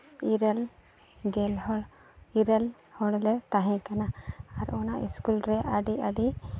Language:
Santali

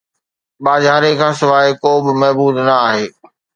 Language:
Sindhi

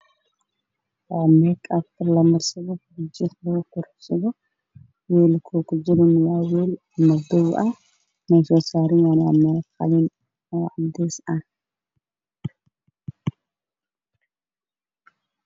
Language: Somali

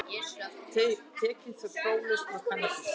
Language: Icelandic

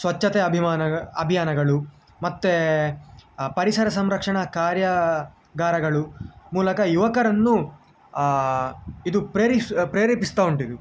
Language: Kannada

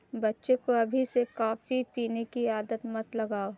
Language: Hindi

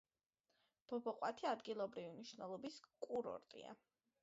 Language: Georgian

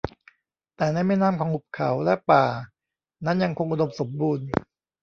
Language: Thai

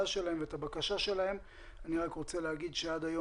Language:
Hebrew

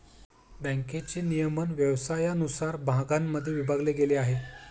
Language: Marathi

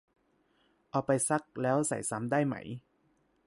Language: Thai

